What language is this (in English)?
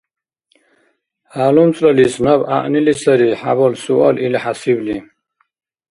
Dargwa